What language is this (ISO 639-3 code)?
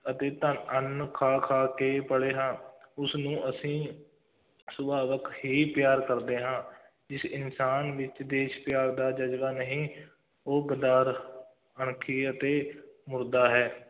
pan